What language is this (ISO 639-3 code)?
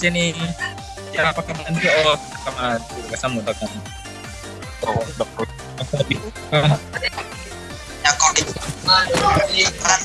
ind